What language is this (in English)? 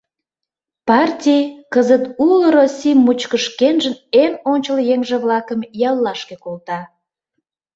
Mari